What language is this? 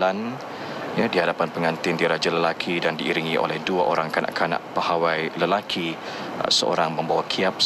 Malay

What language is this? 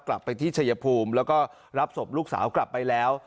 Thai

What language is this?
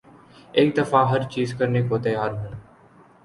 Urdu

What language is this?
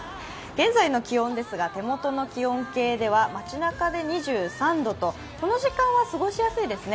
Japanese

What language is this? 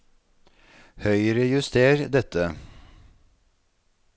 Norwegian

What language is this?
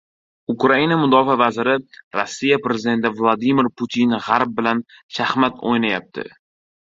Uzbek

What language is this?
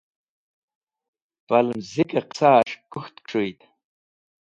Wakhi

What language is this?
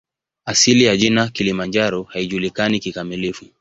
Swahili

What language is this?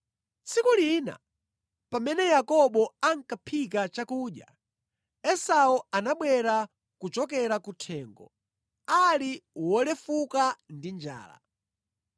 Nyanja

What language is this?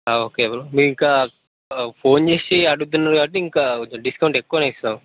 Telugu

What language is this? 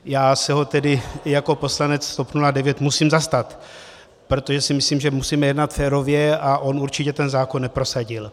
Czech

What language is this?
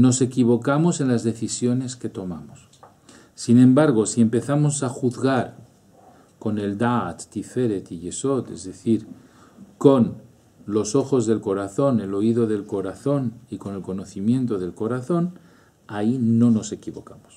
Spanish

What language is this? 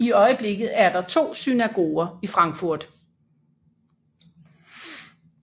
Danish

